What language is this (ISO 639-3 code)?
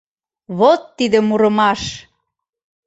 chm